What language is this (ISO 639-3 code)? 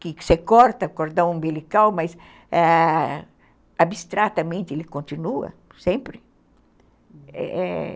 por